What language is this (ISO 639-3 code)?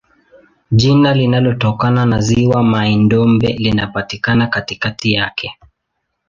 swa